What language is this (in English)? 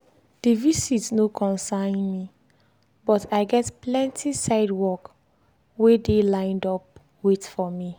Nigerian Pidgin